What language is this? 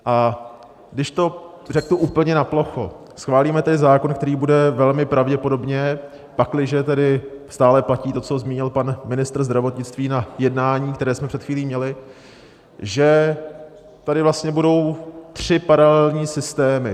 Czech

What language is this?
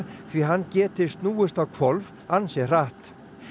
Icelandic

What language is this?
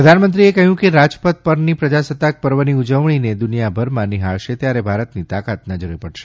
Gujarati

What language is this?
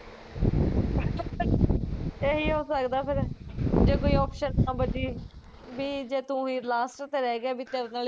Punjabi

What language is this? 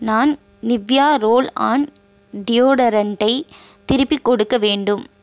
Tamil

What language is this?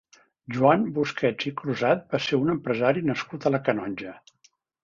Catalan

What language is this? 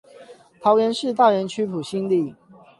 Chinese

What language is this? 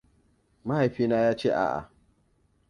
Hausa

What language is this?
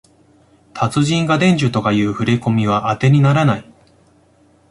Japanese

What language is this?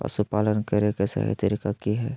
Magahi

